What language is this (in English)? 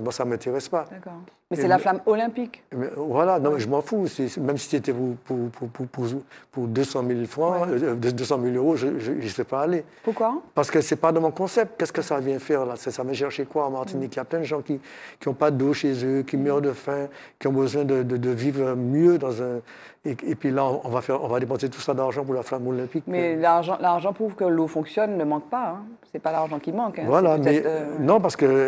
French